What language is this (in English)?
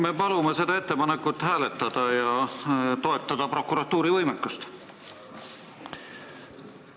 Estonian